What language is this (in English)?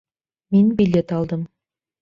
Bashkir